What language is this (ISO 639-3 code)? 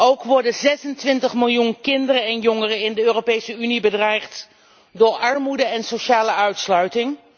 nld